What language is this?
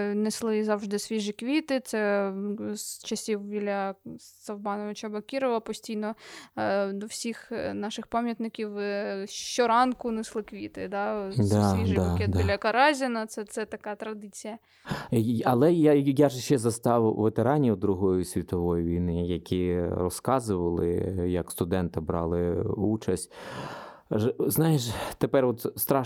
Ukrainian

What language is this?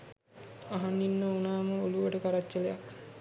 Sinhala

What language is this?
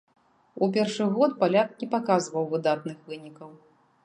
Belarusian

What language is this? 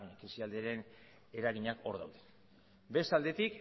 Basque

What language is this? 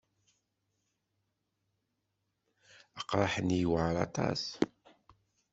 Kabyle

